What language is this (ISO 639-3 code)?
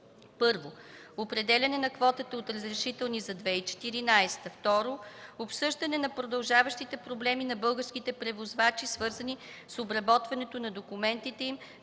bul